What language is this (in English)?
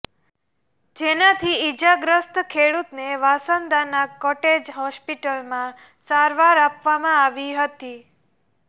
Gujarati